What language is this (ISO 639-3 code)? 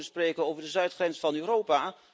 nld